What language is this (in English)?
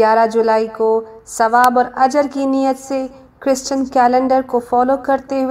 Urdu